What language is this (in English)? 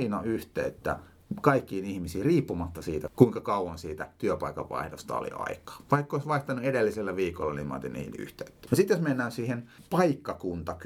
Finnish